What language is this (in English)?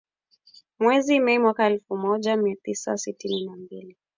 Swahili